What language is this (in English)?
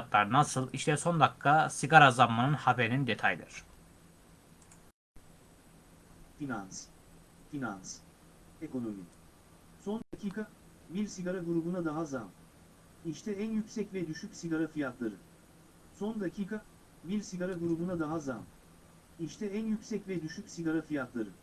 Turkish